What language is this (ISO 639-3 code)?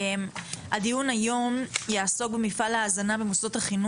heb